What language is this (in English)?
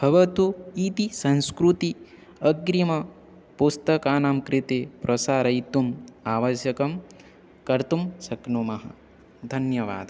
Sanskrit